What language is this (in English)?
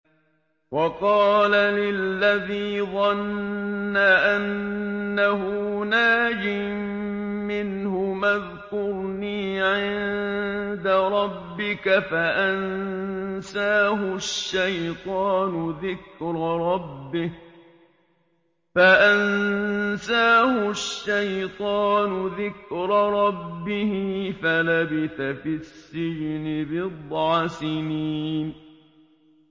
Arabic